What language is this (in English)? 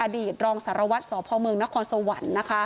Thai